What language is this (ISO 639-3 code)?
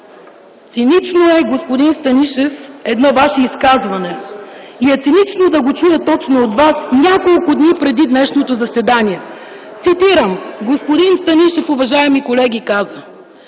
bul